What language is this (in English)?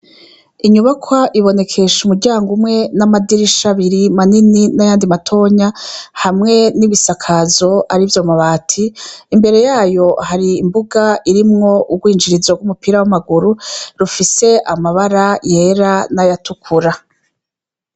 Rundi